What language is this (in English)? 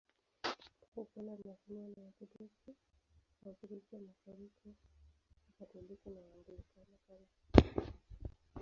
Swahili